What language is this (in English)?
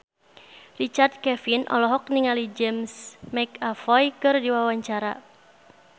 Sundanese